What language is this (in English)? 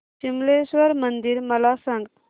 Marathi